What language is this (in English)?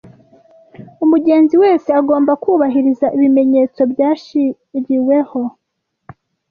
Kinyarwanda